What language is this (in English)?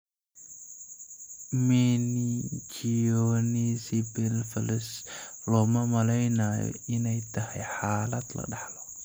Somali